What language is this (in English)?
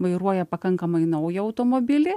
Lithuanian